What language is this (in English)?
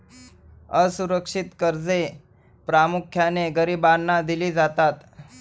Marathi